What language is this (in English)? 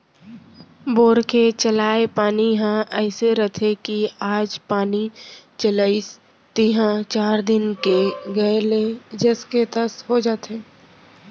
Chhattisgarhi